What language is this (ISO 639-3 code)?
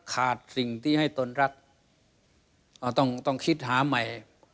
tha